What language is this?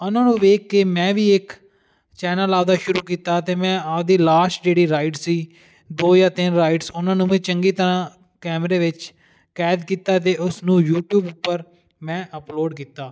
Punjabi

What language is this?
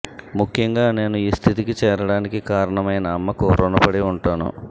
Telugu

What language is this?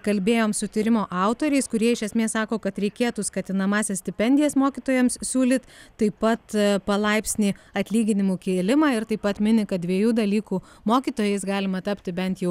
Lithuanian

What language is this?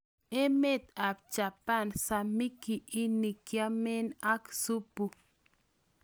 Kalenjin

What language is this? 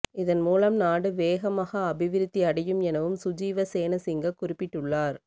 Tamil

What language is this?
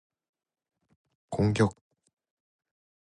Korean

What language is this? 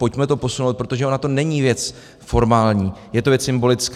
Czech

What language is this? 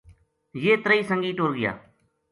Gujari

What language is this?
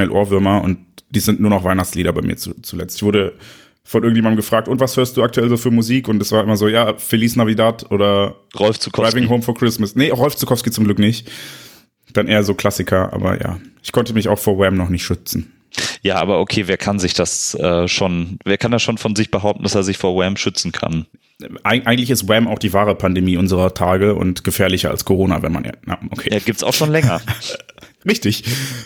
German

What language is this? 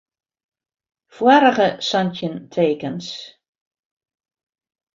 Western Frisian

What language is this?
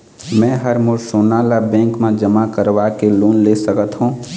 Chhattisgarhi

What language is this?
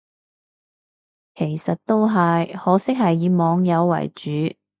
Cantonese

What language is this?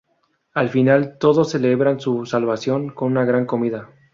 Spanish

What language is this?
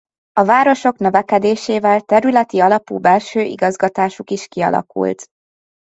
Hungarian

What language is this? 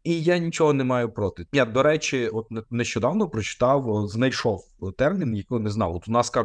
Ukrainian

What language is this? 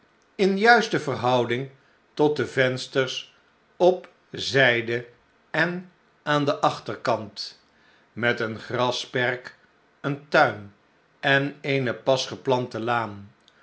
Dutch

